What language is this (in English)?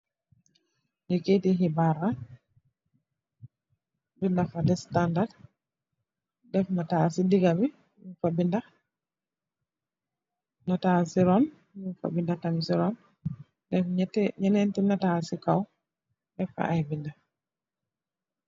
Wolof